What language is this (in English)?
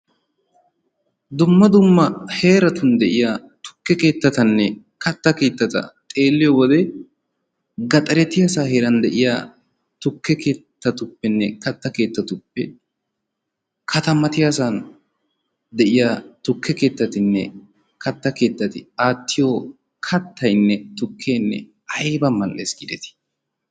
Wolaytta